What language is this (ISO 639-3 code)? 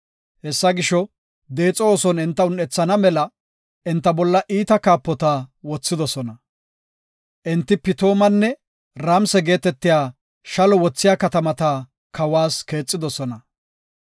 gof